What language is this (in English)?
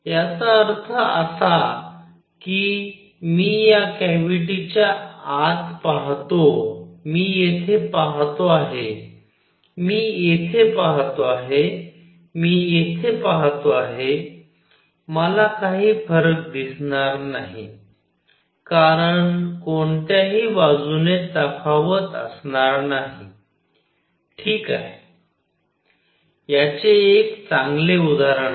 Marathi